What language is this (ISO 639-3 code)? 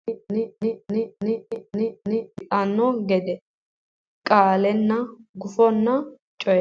sid